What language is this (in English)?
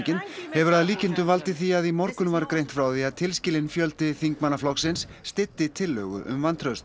Icelandic